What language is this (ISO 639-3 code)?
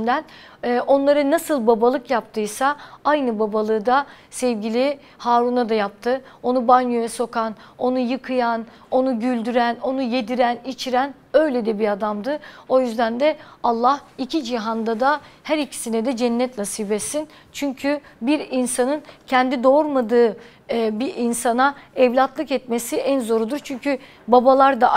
tur